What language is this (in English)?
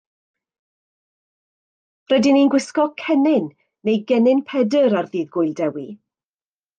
Welsh